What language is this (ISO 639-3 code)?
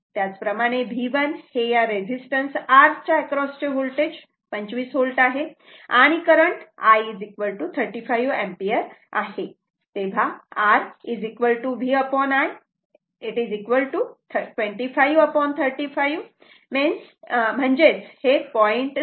mar